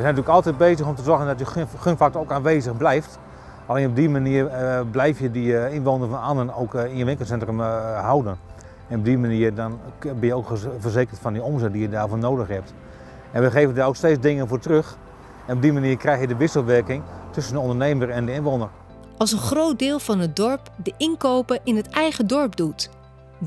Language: Dutch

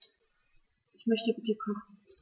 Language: German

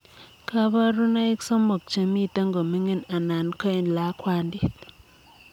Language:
Kalenjin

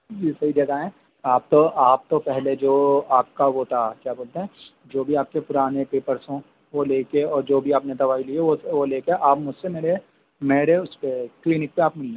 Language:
Urdu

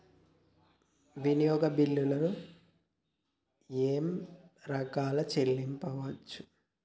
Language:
Telugu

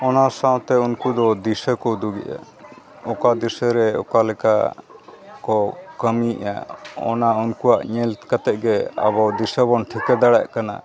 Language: Santali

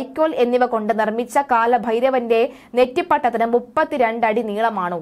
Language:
Arabic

